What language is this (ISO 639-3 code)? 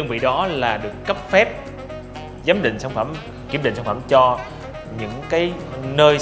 vie